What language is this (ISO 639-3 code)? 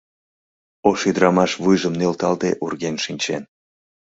chm